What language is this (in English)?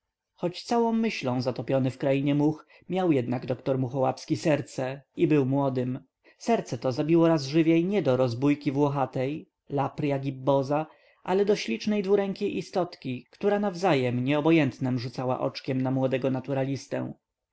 Polish